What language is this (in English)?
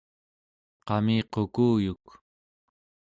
Central Yupik